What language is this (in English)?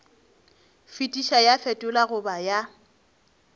Northern Sotho